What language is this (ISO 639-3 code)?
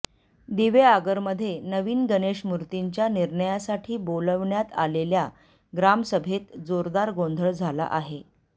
mar